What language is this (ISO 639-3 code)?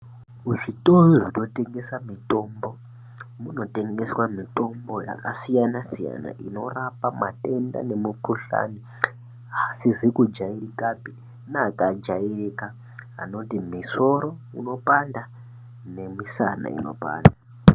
ndc